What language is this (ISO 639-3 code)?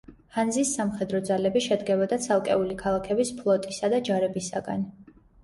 kat